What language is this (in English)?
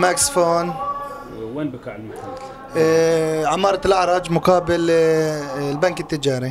Arabic